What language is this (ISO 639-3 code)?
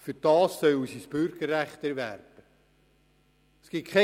gsw